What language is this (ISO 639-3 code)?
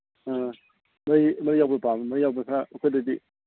mni